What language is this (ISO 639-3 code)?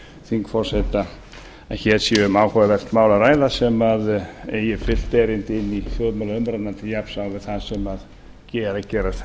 isl